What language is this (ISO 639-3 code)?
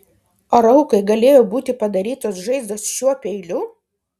lit